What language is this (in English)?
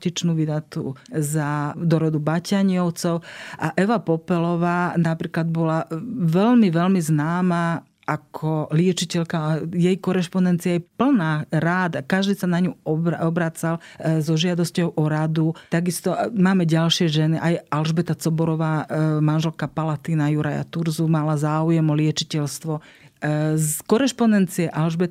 Slovak